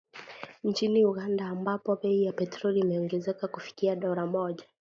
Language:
Swahili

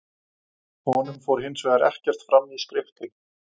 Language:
Icelandic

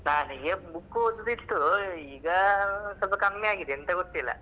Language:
Kannada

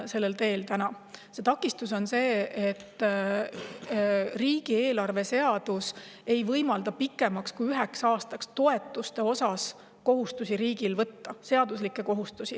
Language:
Estonian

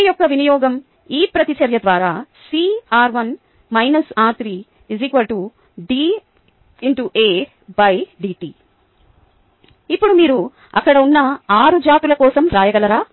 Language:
Telugu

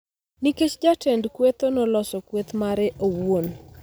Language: Luo (Kenya and Tanzania)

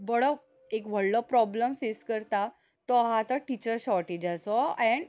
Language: Konkani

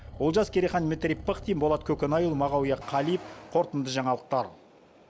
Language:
Kazakh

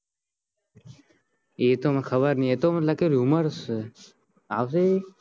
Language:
Gujarati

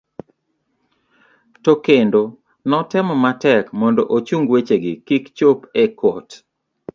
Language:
Luo (Kenya and Tanzania)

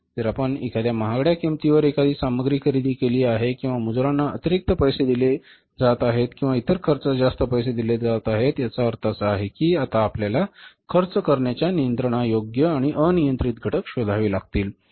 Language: Marathi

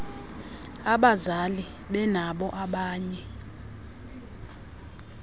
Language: Xhosa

